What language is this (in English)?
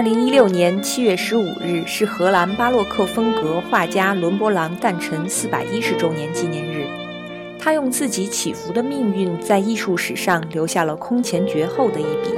Chinese